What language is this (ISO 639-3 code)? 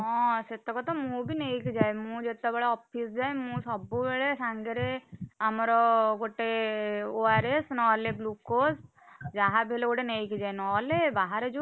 ori